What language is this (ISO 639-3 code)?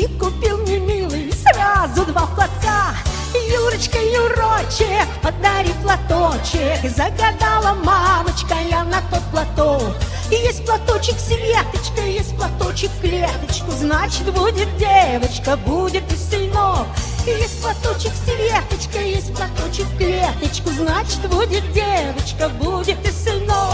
rus